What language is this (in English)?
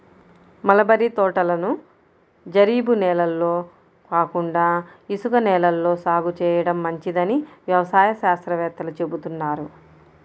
Telugu